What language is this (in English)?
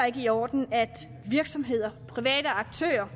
Danish